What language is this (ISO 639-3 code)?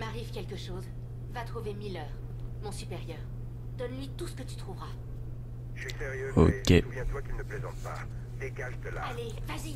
fra